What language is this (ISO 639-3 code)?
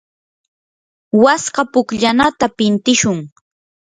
qur